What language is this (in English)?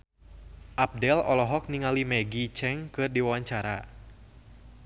Sundanese